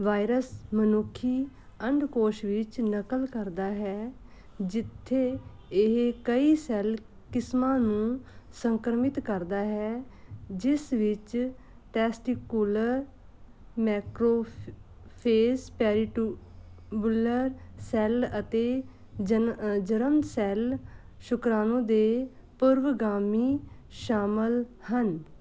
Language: Punjabi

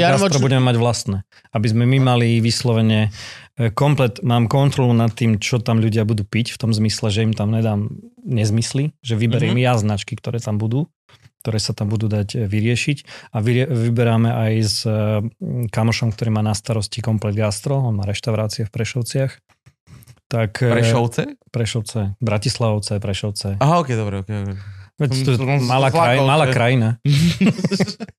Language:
Slovak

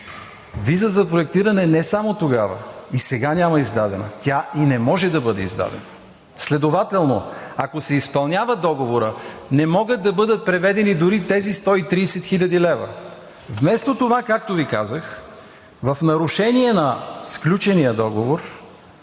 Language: Bulgarian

